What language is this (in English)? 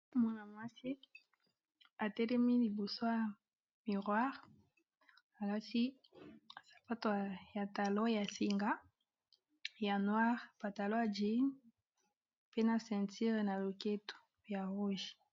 Lingala